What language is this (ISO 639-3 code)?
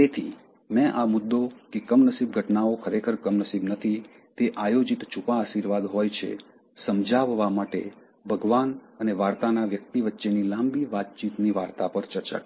guj